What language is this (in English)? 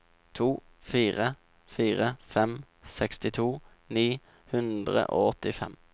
Norwegian